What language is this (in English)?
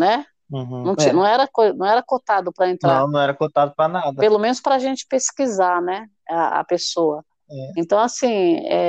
Portuguese